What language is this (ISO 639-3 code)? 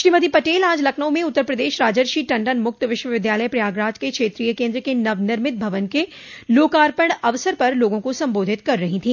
hin